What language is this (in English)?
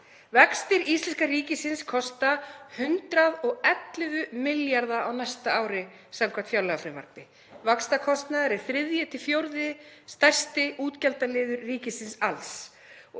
Icelandic